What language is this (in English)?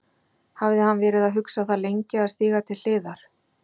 Icelandic